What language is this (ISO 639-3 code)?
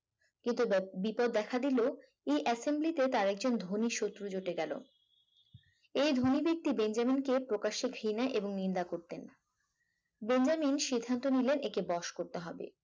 ben